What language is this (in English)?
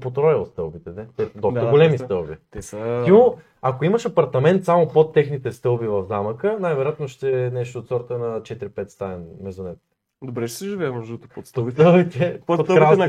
Bulgarian